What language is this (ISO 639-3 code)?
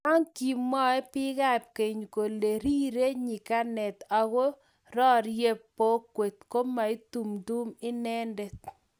kln